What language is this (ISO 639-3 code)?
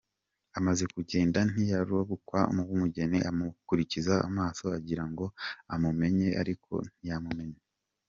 kin